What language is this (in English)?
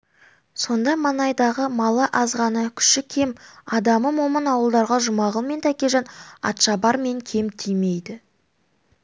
Kazakh